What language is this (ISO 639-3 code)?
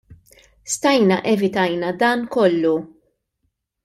mlt